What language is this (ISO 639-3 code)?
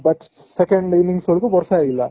ori